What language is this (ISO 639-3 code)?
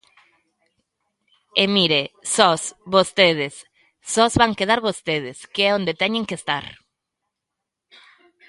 glg